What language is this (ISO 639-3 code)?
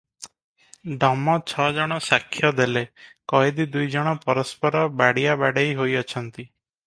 ori